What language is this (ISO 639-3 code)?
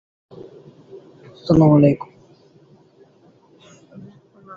uzb